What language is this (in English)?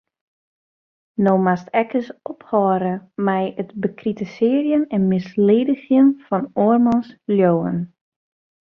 Western Frisian